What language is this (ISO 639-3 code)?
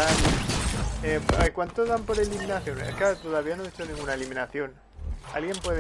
spa